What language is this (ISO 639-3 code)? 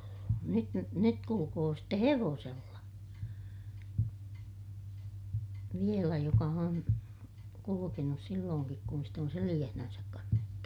fin